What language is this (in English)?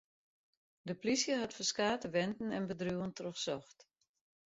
Western Frisian